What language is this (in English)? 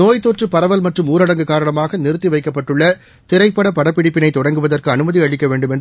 Tamil